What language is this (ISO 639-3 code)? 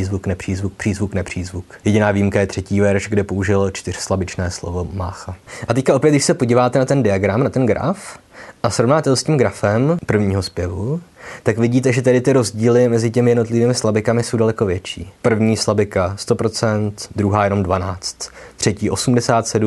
ces